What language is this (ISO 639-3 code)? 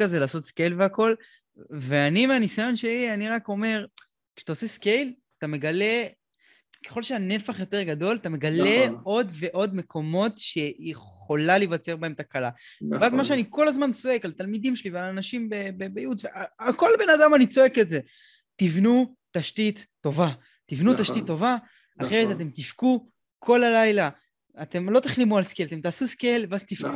heb